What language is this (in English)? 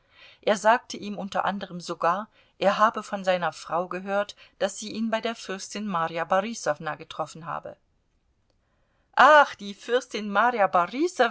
German